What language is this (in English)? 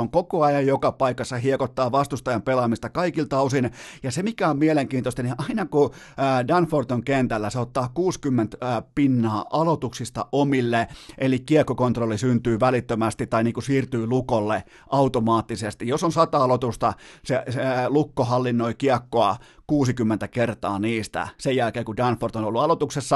Finnish